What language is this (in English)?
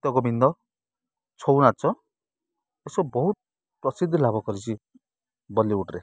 Odia